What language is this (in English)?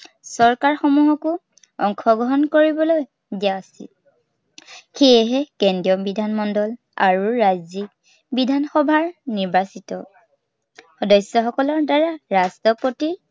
Assamese